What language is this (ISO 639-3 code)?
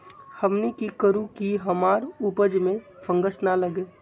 mag